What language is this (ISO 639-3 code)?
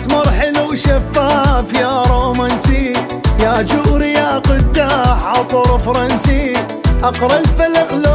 ara